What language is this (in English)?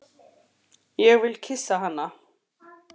Icelandic